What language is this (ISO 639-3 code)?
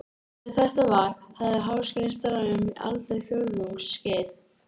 isl